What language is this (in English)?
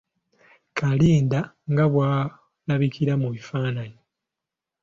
Ganda